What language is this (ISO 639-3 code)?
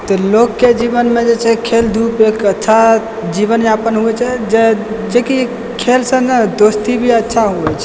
mai